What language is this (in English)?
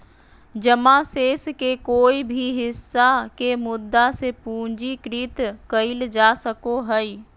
Magahi